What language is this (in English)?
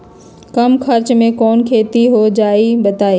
Magahi